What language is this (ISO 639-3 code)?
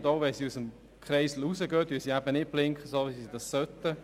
gsw